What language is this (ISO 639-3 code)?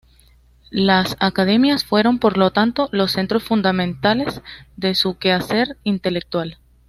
spa